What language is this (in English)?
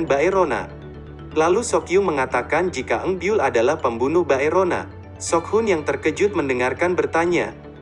Indonesian